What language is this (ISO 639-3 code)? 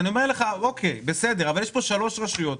heb